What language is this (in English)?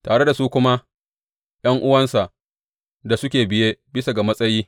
Hausa